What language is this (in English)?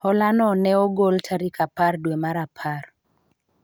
Luo (Kenya and Tanzania)